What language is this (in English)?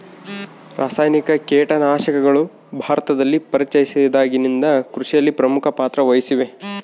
Kannada